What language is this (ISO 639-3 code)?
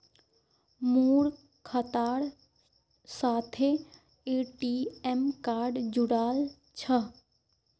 mag